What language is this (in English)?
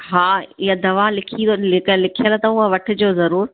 Sindhi